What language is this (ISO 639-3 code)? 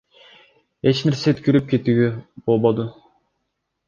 kir